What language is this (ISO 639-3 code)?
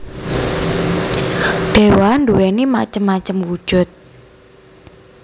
jav